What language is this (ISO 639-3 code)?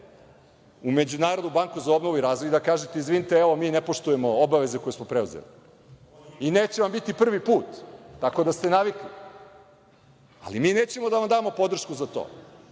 srp